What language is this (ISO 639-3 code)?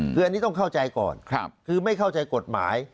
tha